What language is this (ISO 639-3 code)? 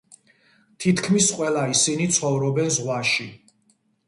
kat